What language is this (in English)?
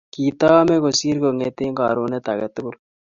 Kalenjin